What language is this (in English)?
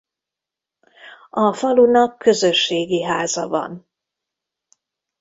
Hungarian